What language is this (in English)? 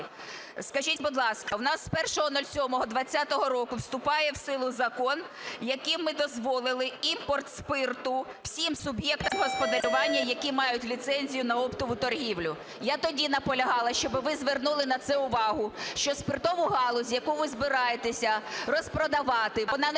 Ukrainian